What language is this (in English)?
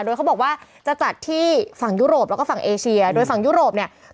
Thai